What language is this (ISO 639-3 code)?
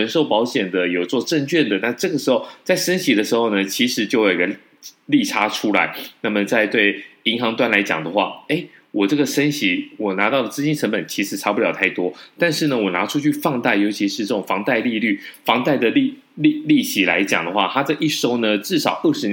zho